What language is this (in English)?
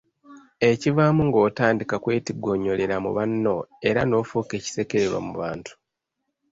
Ganda